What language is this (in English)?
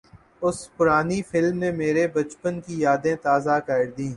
Urdu